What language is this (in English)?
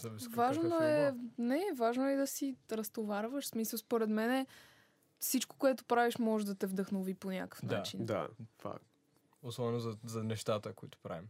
Bulgarian